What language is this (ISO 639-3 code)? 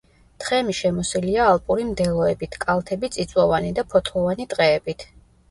kat